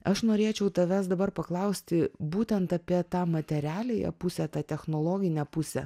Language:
Lithuanian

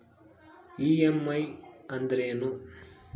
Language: Kannada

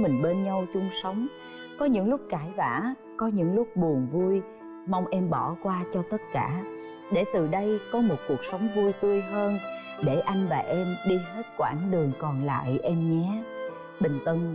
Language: Vietnamese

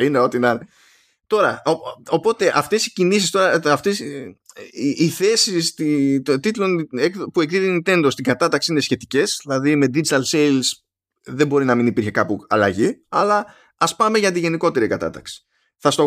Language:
Greek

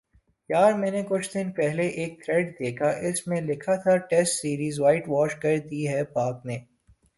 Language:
Urdu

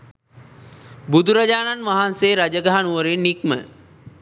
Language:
Sinhala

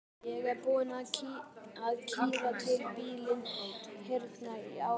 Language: Icelandic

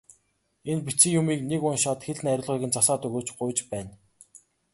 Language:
Mongolian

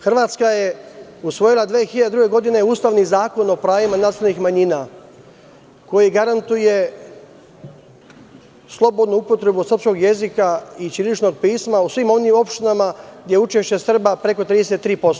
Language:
Serbian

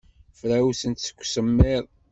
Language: Kabyle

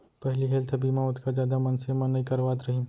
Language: Chhattisgarhi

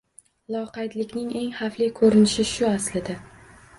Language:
Uzbek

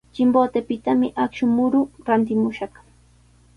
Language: Sihuas Ancash Quechua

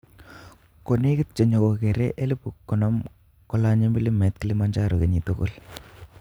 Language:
Kalenjin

